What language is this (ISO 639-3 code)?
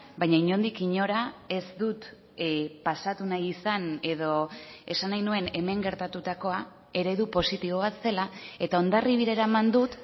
eus